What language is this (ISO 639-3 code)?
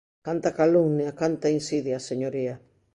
glg